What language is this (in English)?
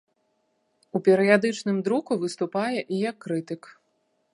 Belarusian